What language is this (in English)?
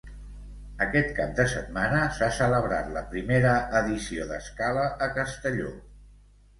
Catalan